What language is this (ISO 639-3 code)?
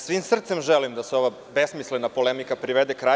srp